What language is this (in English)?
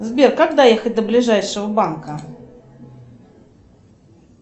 Russian